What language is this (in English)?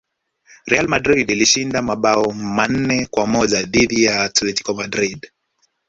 Swahili